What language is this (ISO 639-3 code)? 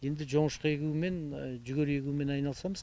kaz